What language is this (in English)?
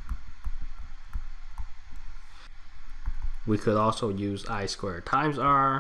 English